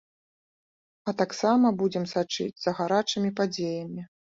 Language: Belarusian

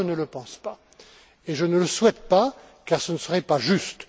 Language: French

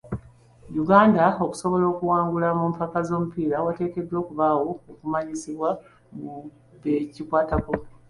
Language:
Ganda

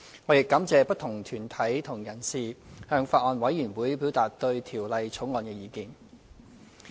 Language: Cantonese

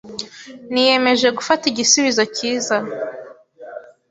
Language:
Kinyarwanda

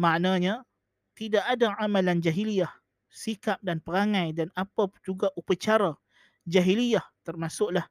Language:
Malay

